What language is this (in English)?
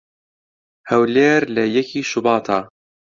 Central Kurdish